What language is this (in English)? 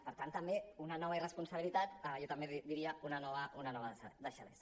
Catalan